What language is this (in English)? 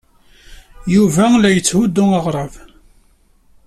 Kabyle